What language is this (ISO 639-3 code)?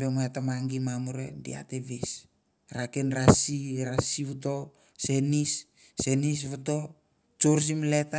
tbf